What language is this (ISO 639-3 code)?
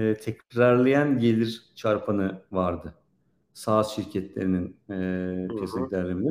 tur